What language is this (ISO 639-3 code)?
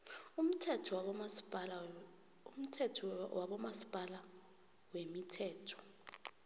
nbl